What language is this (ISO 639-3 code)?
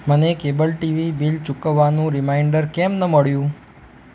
guj